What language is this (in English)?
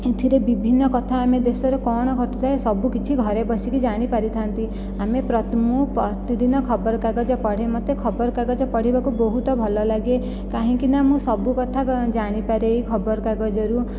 Odia